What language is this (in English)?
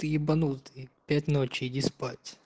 Russian